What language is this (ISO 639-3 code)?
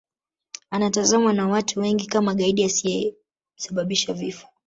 swa